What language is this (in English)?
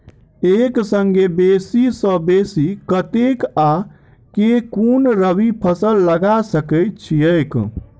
Maithili